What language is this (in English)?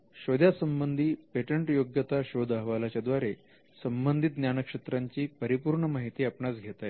Marathi